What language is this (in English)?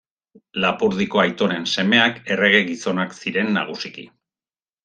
Basque